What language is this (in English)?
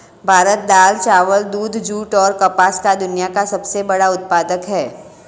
Hindi